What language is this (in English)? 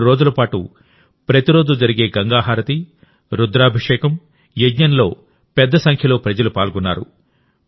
Telugu